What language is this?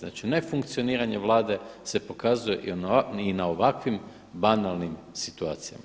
Croatian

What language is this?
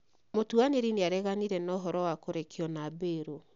Kikuyu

